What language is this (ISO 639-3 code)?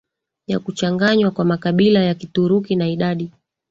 swa